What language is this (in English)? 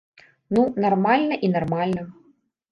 Belarusian